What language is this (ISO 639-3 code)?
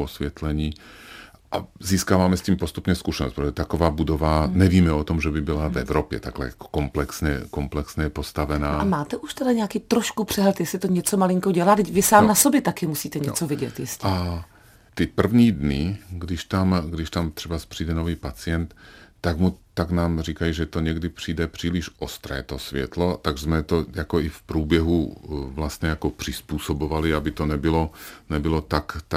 ces